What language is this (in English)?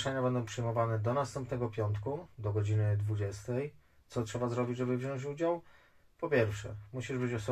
Polish